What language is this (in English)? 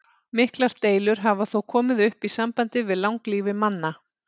Icelandic